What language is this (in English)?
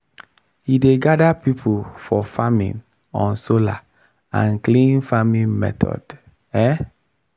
Nigerian Pidgin